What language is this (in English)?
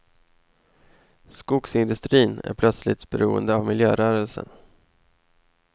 Swedish